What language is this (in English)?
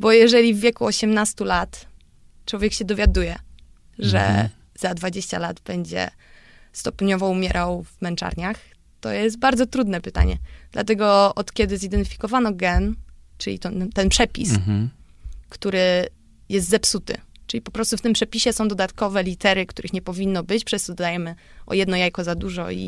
Polish